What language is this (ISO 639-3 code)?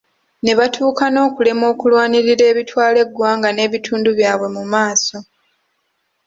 lug